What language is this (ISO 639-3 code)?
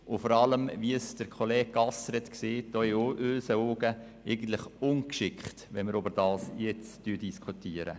gsw